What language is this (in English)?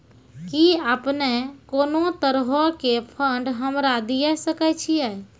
Maithili